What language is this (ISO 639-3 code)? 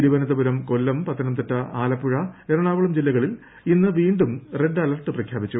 mal